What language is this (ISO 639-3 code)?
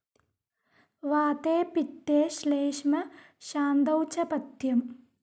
mal